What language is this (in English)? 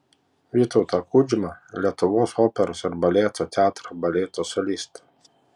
Lithuanian